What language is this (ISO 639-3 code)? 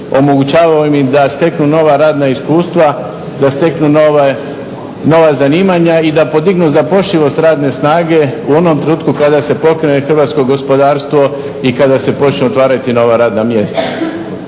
hrv